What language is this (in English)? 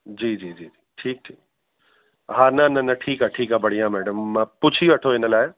Sindhi